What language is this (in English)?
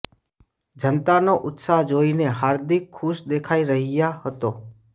Gujarati